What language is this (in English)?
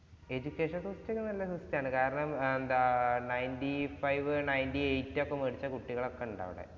Malayalam